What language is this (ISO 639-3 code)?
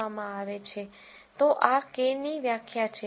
guj